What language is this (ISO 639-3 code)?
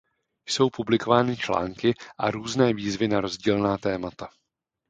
ces